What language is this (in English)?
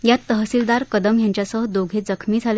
Marathi